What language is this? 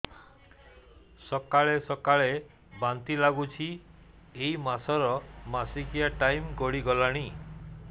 Odia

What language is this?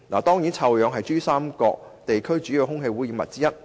Cantonese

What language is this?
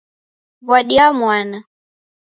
Taita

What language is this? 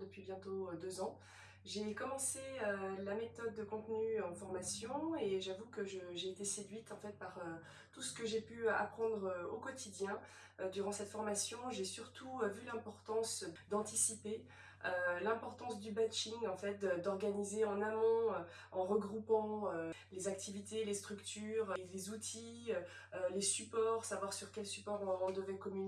French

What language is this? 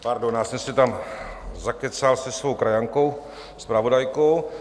Czech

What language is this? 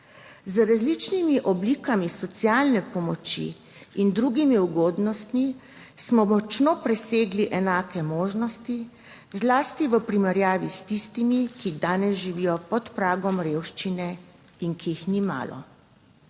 Slovenian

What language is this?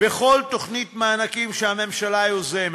Hebrew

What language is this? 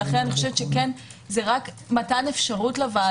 Hebrew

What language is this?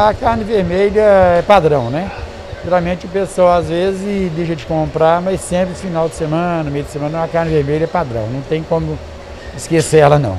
Portuguese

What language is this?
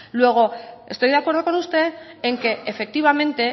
Spanish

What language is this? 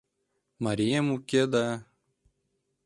Mari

